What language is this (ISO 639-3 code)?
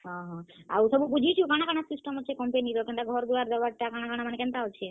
ori